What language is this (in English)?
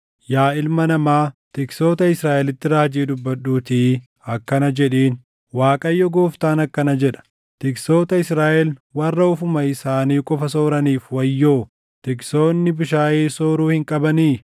Oromo